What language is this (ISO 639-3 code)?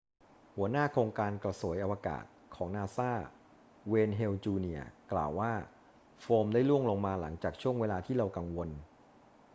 tha